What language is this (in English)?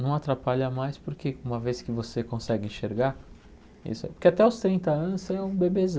Portuguese